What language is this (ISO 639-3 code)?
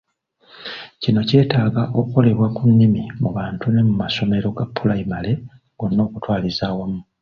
lug